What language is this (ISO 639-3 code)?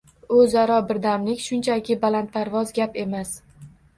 uzb